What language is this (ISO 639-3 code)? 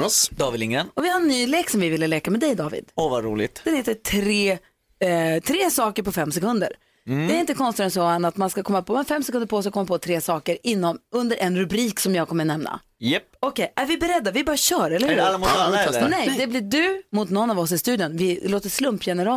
swe